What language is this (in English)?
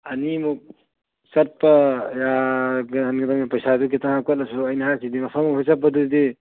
Manipuri